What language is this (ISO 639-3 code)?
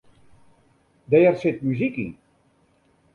fry